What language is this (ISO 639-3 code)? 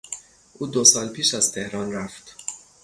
fas